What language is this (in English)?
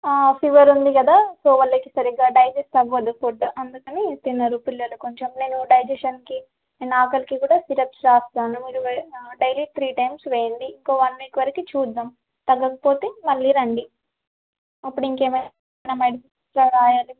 Telugu